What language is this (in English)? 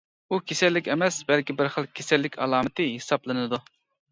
Uyghur